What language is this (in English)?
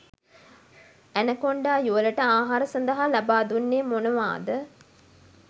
Sinhala